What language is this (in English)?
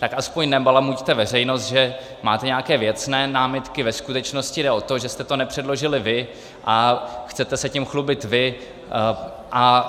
Czech